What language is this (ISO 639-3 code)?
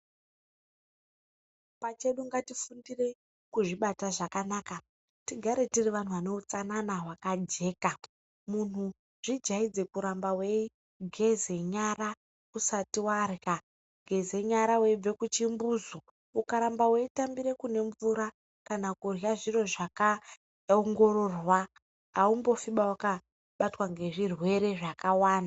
ndc